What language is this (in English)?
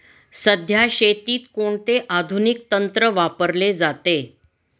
Marathi